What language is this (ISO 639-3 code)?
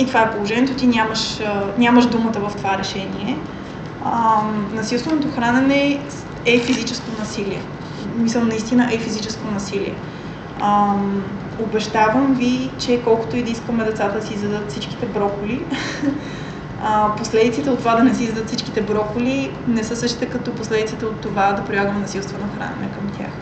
bul